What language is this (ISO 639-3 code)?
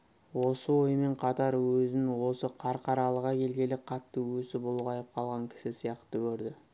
kaz